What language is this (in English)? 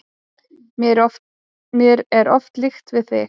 Icelandic